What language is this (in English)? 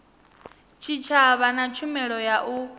Venda